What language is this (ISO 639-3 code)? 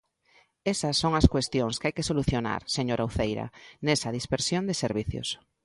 glg